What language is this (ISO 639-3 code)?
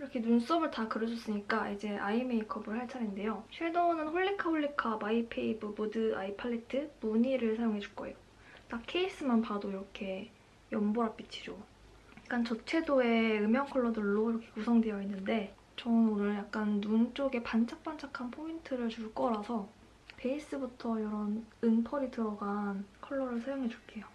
kor